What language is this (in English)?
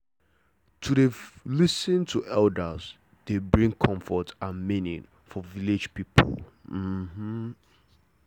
Nigerian Pidgin